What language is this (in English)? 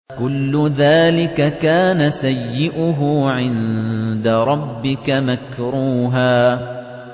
Arabic